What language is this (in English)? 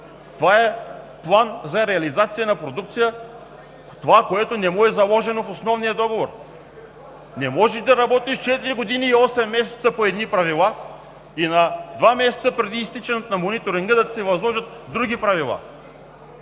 Bulgarian